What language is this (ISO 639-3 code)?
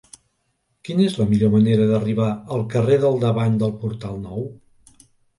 cat